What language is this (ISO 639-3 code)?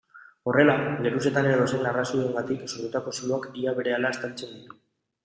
eus